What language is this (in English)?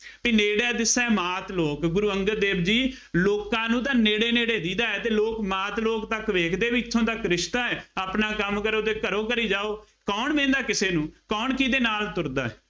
Punjabi